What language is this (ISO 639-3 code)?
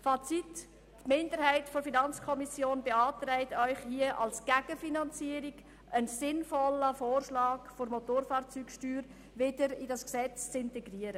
gsw